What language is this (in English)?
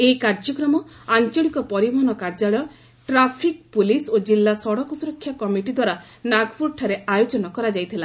Odia